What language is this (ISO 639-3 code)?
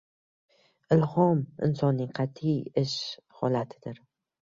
uzb